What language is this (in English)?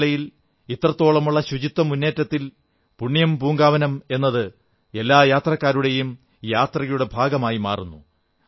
Malayalam